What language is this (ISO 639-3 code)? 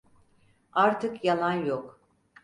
tur